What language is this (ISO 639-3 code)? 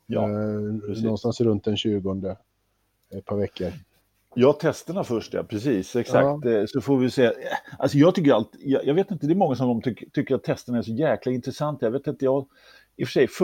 swe